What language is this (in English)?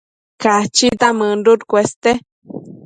Matsés